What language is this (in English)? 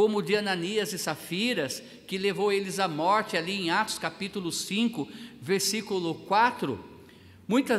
Portuguese